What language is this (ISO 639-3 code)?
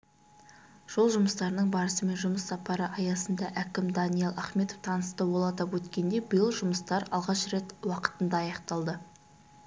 kaz